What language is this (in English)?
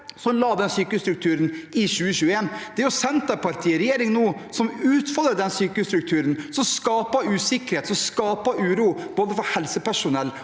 Norwegian